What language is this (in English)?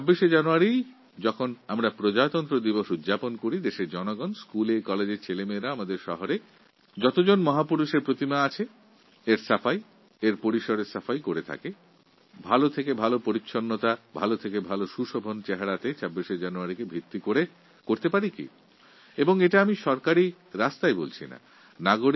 Bangla